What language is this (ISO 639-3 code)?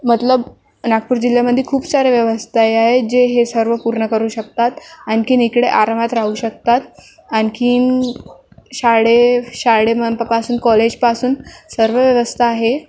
mar